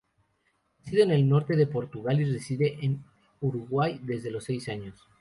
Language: Spanish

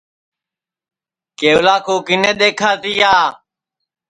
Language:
Sansi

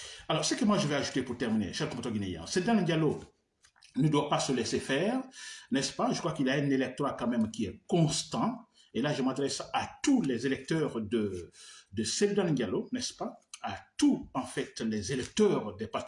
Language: French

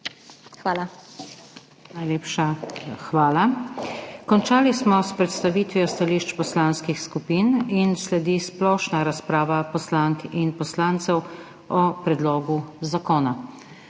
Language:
Slovenian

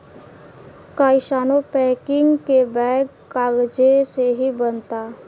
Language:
Bhojpuri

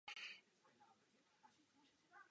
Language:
Czech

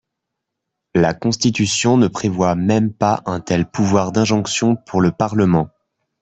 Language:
French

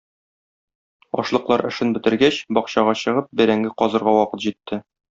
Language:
Tatar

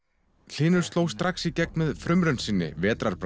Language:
Icelandic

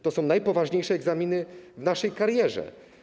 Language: Polish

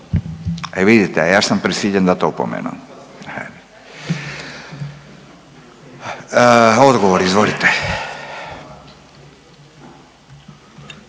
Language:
Croatian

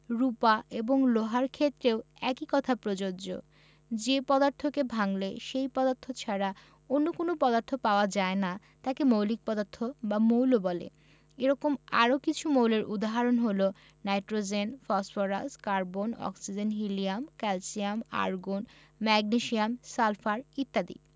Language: Bangla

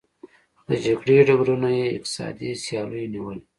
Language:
Pashto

